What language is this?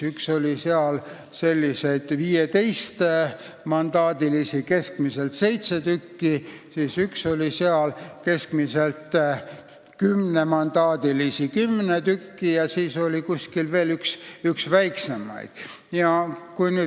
Estonian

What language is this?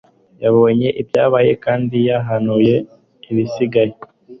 Kinyarwanda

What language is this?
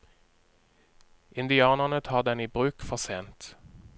Norwegian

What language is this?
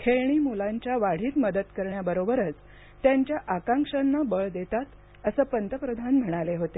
Marathi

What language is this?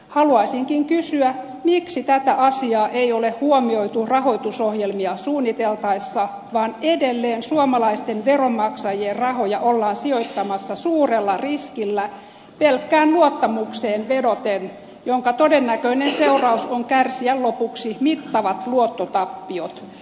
Finnish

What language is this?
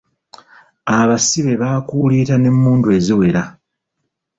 Ganda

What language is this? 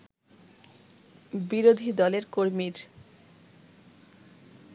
Bangla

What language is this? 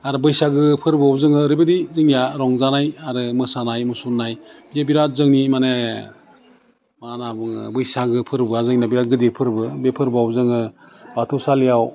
Bodo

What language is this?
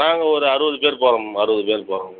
Tamil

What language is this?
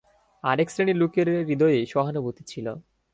Bangla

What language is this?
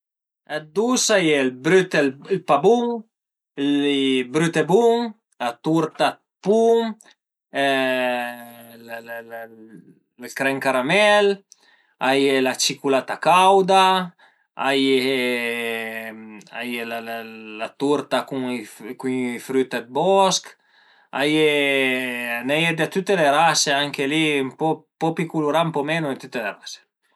Piedmontese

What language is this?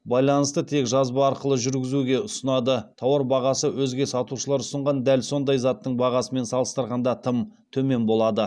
Kazakh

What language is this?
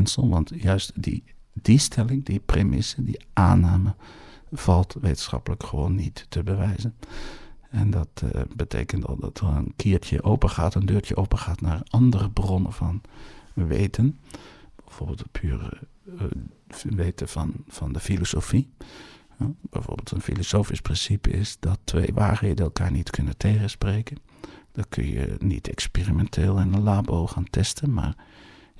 Dutch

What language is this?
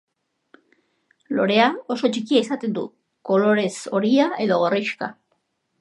Basque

